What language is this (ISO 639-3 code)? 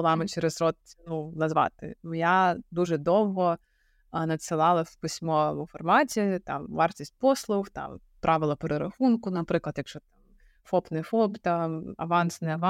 ukr